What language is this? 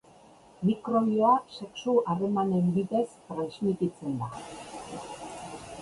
Basque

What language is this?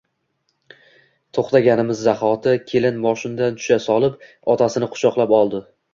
Uzbek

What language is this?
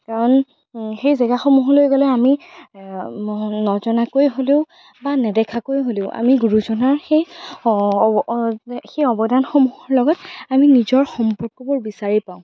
Assamese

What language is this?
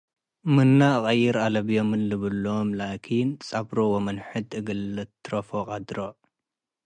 Tigre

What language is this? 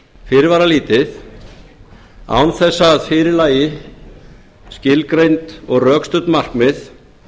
Icelandic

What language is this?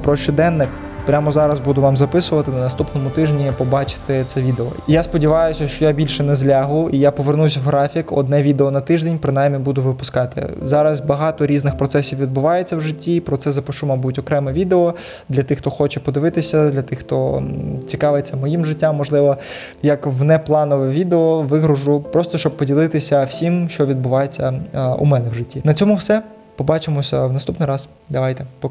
Ukrainian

